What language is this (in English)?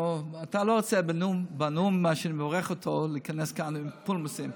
Hebrew